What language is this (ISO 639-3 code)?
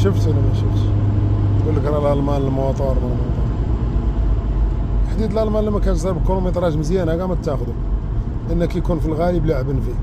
ara